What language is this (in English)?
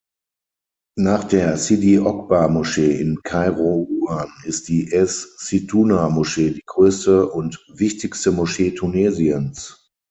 German